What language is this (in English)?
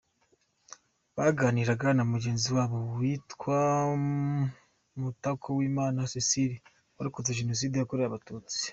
Kinyarwanda